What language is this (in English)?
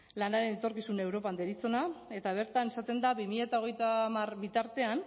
Basque